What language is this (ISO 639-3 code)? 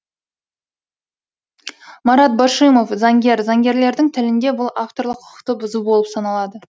kaz